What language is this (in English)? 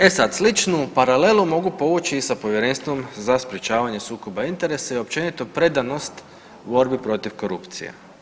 Croatian